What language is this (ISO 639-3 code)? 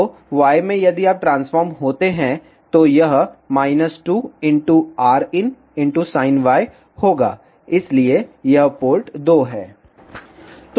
hin